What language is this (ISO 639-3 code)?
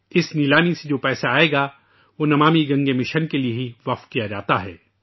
urd